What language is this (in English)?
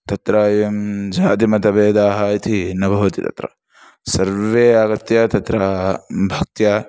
Sanskrit